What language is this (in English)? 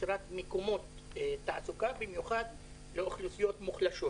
Hebrew